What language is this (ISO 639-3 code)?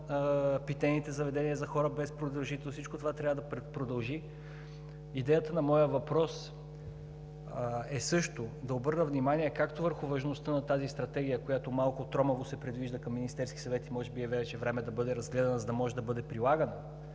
bul